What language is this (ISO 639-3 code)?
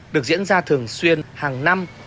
vie